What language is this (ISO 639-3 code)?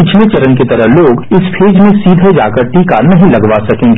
hin